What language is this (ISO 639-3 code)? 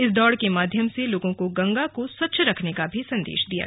hin